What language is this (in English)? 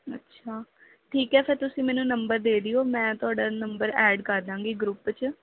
Punjabi